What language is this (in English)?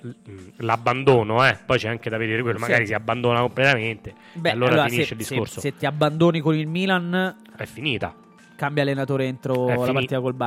Italian